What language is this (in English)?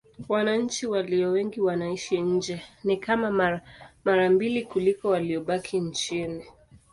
Swahili